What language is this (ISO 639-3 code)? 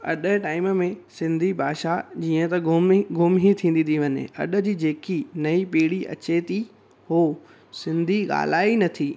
snd